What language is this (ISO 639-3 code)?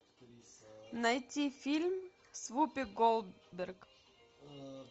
rus